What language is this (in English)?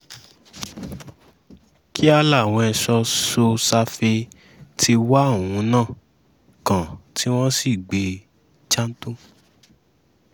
Yoruba